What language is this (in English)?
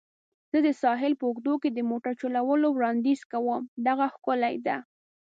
Pashto